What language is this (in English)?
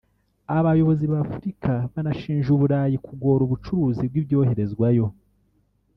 Kinyarwanda